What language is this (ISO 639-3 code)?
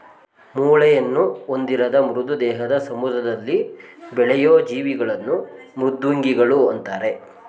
kan